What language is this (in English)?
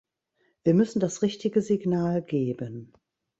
German